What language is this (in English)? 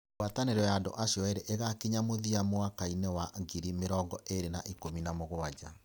Kikuyu